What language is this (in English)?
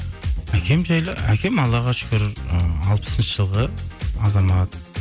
Kazakh